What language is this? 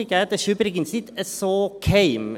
Swiss German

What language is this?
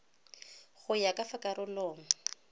Tswana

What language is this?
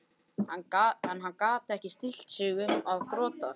Icelandic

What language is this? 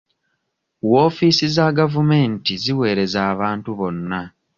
Ganda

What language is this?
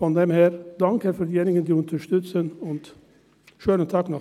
Swiss German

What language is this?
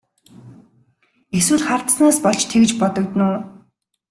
Mongolian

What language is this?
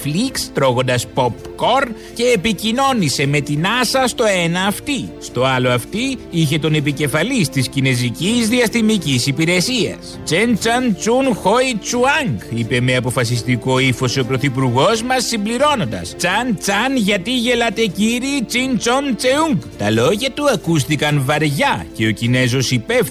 Greek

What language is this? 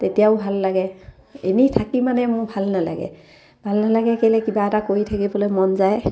Assamese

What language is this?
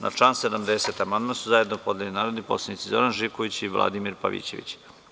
Serbian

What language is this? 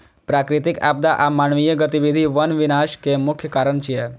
Maithili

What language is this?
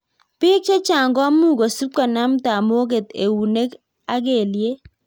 Kalenjin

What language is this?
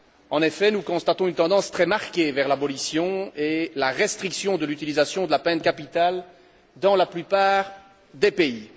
French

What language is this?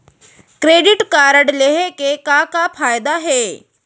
Chhattisgarhi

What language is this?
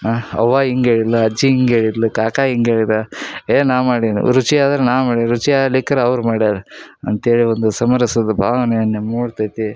Kannada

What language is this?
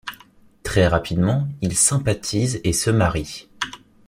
French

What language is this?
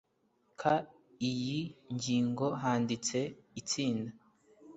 Kinyarwanda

